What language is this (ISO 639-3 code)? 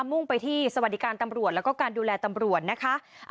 tha